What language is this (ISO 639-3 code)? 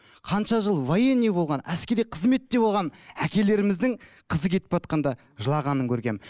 kaz